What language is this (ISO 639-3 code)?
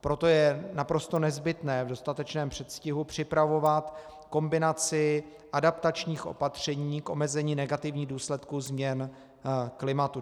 ces